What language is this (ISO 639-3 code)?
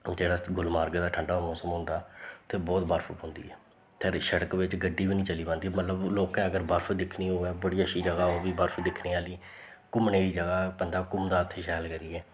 doi